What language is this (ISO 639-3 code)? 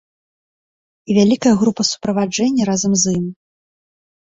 bel